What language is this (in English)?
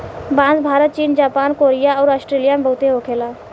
Bhojpuri